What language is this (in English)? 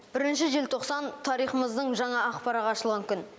Kazakh